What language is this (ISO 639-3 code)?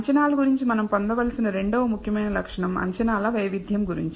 tel